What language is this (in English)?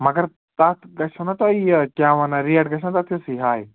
Kashmiri